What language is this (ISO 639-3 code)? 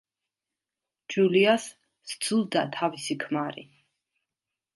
kat